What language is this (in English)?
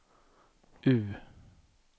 Swedish